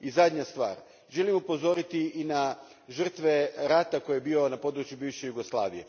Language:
Croatian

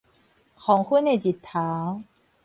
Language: Min Nan Chinese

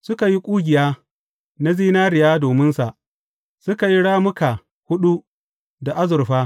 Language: Hausa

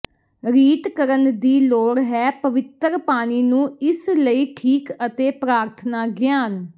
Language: Punjabi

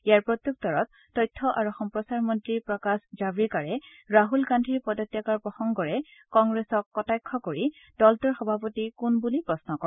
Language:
Assamese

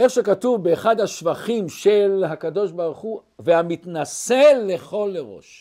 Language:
Hebrew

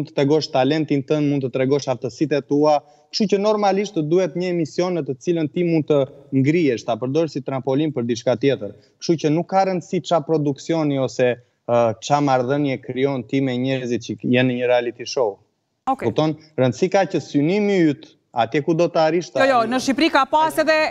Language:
Romanian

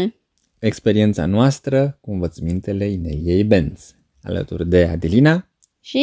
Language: Romanian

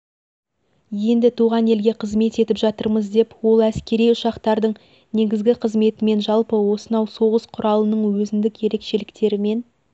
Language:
Kazakh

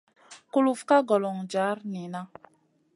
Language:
Masana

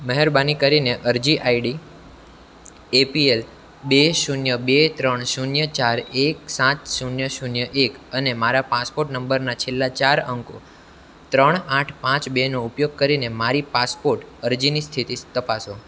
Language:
Gujarati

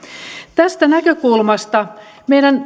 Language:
Finnish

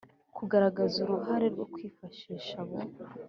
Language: Kinyarwanda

